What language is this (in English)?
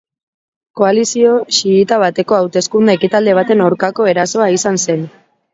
Basque